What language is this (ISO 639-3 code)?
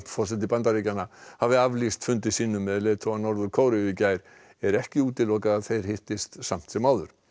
isl